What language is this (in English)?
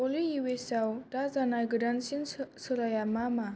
Bodo